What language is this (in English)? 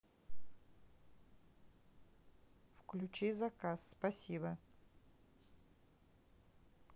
Russian